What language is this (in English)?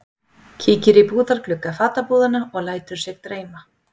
Icelandic